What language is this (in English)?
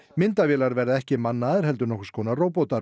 Icelandic